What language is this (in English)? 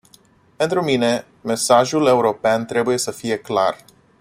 Romanian